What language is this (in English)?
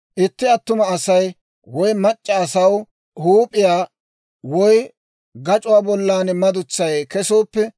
Dawro